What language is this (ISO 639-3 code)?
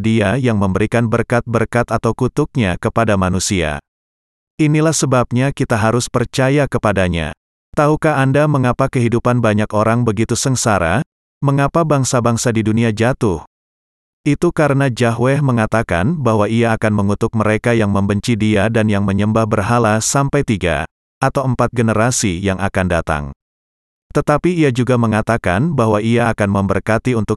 ind